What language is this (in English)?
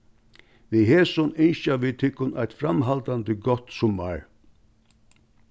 Faroese